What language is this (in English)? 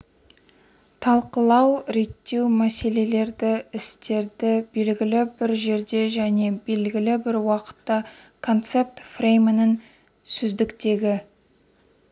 Kazakh